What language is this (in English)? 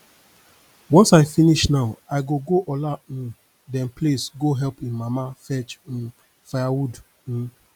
Nigerian Pidgin